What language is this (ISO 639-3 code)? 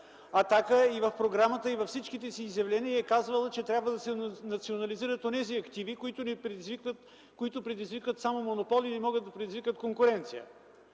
bul